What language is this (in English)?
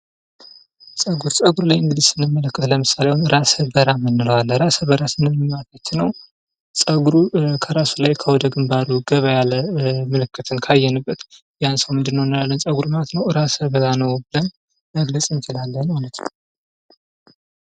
Amharic